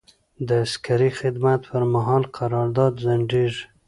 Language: Pashto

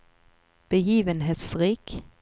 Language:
Norwegian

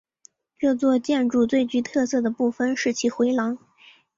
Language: Chinese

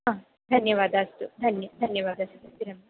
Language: Sanskrit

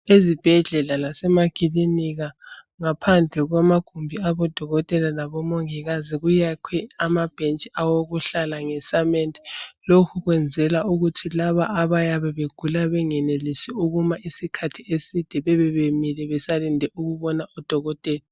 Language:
North Ndebele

